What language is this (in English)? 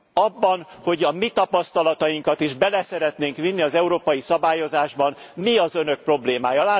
Hungarian